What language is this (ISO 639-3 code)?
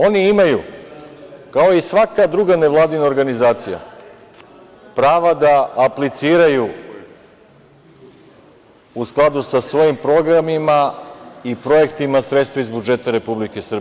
srp